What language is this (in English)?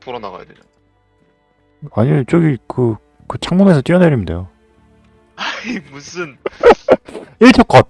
Korean